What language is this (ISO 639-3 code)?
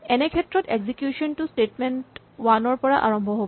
asm